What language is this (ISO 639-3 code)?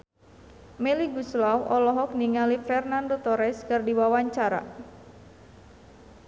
sun